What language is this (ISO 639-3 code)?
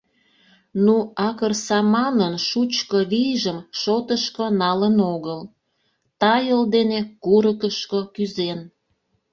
chm